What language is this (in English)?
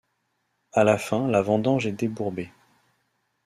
French